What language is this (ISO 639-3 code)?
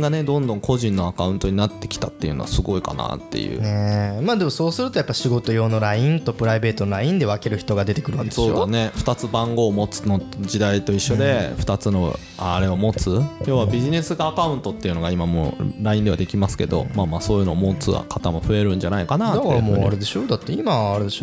jpn